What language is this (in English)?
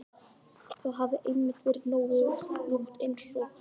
Icelandic